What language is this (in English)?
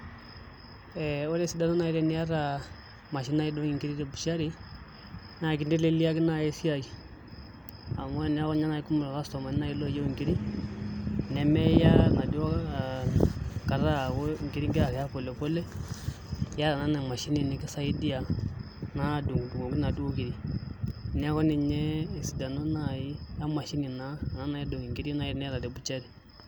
Masai